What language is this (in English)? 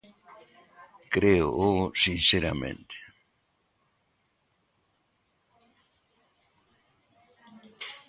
Galician